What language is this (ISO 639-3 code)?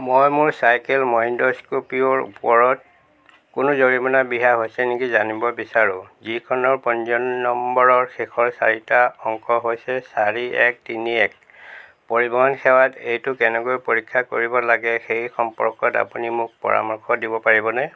asm